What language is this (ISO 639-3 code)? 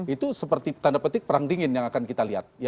ind